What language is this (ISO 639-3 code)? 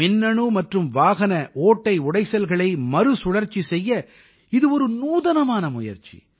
tam